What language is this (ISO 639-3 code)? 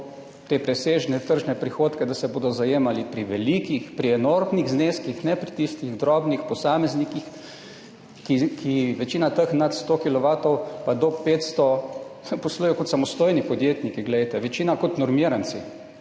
slv